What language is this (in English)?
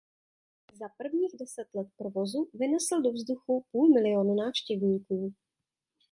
Czech